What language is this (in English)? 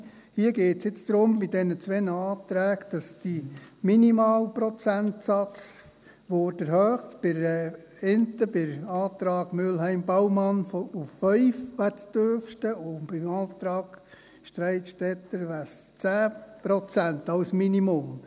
Swiss German